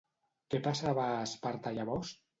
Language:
Catalan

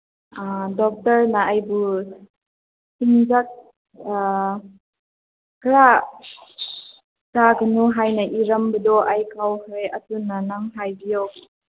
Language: Manipuri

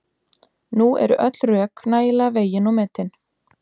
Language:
Icelandic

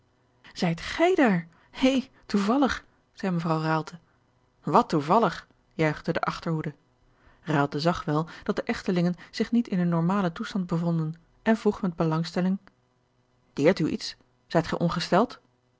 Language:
Dutch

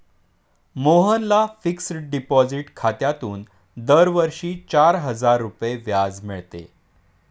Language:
Marathi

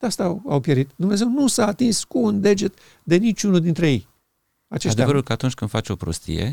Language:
Romanian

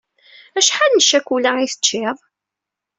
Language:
Kabyle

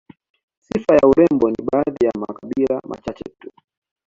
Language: Swahili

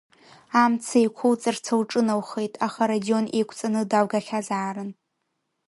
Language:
Abkhazian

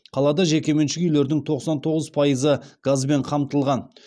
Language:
Kazakh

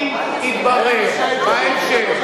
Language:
Hebrew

